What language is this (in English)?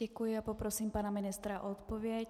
Czech